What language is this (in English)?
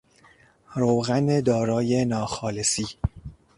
Persian